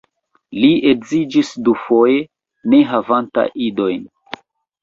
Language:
Esperanto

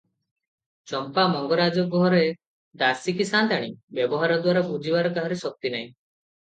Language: Odia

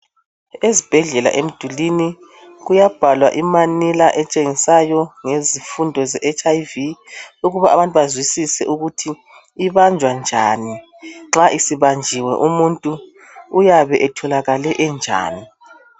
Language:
North Ndebele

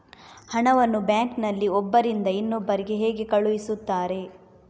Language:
Kannada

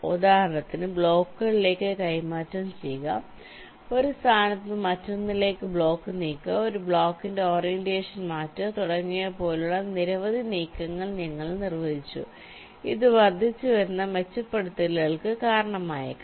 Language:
Malayalam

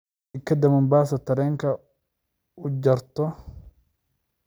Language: Somali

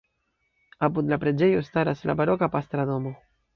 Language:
Esperanto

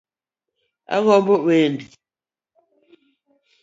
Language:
Luo (Kenya and Tanzania)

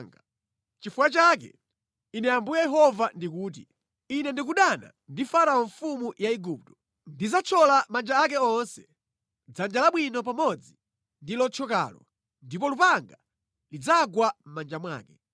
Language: Nyanja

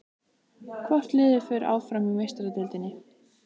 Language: Icelandic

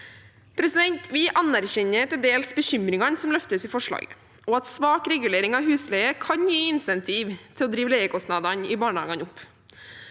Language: Norwegian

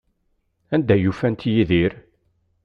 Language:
Kabyle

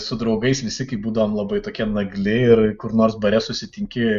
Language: Lithuanian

